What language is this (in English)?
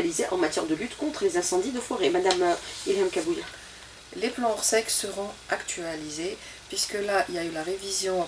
French